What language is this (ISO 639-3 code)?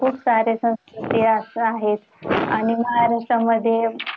mar